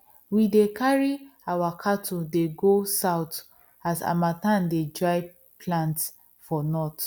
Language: Nigerian Pidgin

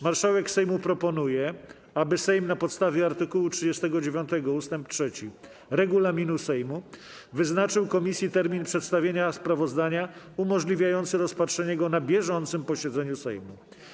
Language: Polish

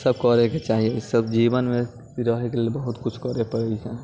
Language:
Maithili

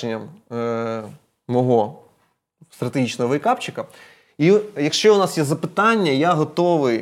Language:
Ukrainian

